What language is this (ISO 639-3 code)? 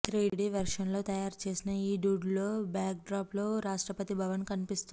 tel